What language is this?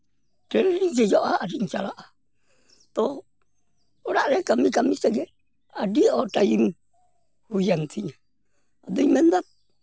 Santali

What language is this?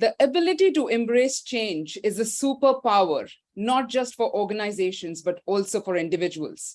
English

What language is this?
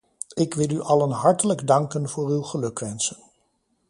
Dutch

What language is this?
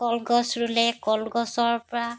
Assamese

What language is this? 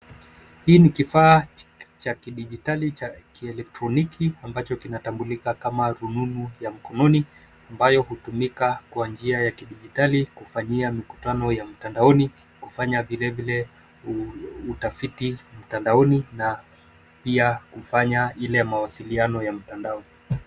Swahili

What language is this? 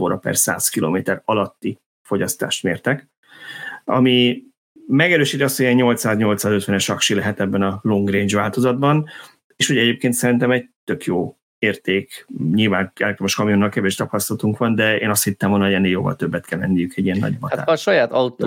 Hungarian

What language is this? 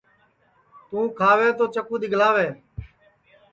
Sansi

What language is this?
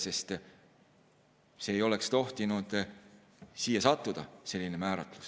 Estonian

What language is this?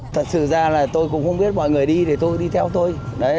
Vietnamese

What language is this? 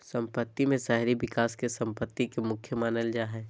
Magahi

